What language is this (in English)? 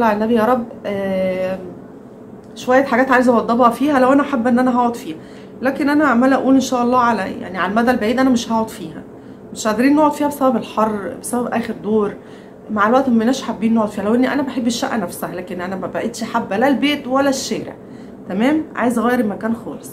Arabic